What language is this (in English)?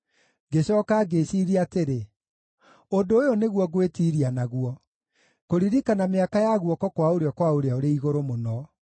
Kikuyu